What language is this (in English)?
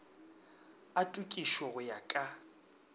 Northern Sotho